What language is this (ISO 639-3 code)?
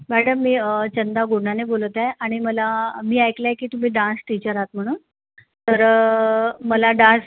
mar